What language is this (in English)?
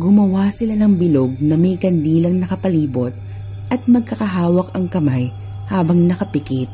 Filipino